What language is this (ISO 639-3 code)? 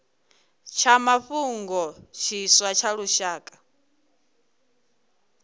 ven